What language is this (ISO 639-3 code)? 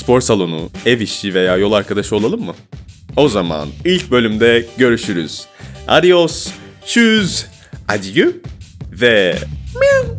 tur